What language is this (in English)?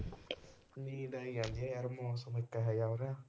Punjabi